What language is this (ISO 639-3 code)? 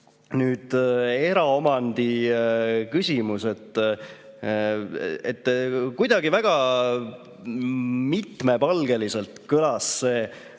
est